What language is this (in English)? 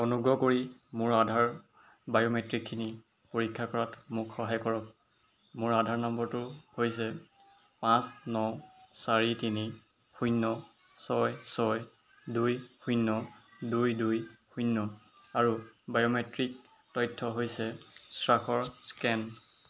Assamese